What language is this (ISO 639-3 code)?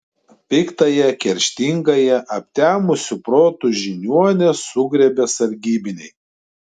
lit